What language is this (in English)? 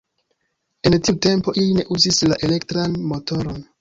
Esperanto